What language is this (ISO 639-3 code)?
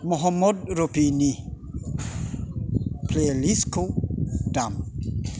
brx